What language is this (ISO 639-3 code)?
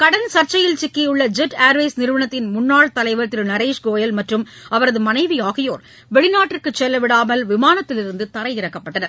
tam